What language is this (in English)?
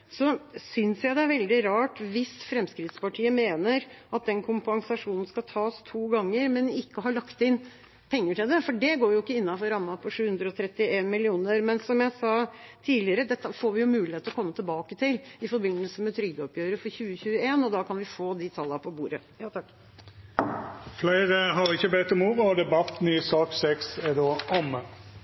Norwegian